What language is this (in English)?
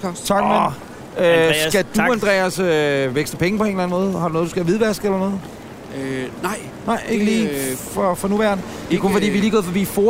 Danish